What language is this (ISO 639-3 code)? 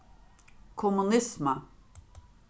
fao